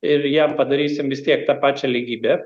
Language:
Lithuanian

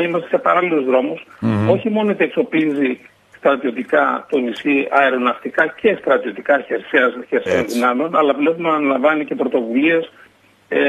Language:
Greek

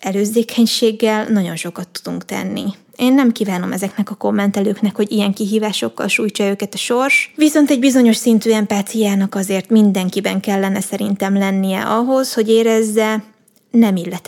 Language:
Hungarian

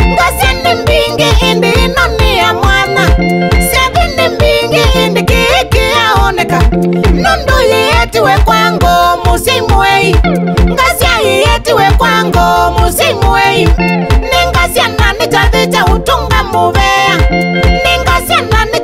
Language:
Thai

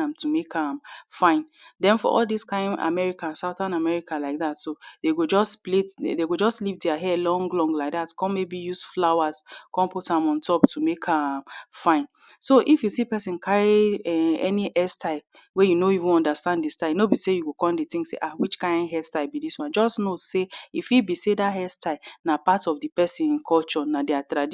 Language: Nigerian Pidgin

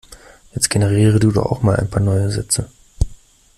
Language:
German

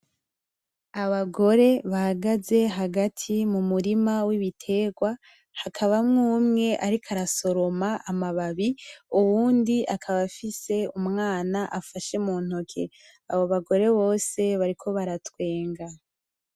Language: Rundi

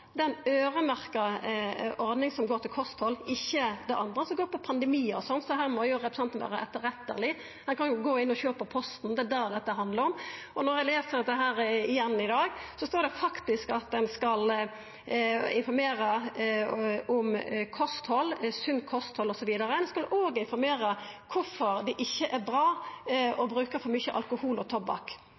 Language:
Norwegian Nynorsk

